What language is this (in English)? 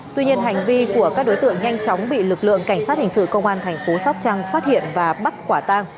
Vietnamese